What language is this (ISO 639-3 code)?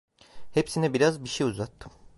tur